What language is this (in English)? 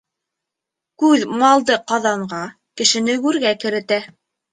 Bashkir